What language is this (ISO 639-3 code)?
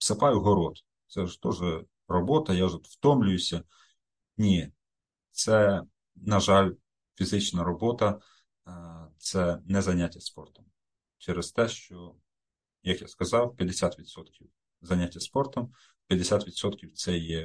ukr